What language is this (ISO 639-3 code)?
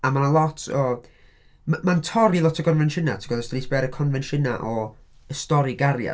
cym